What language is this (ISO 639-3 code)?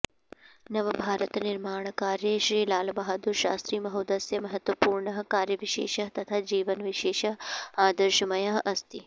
san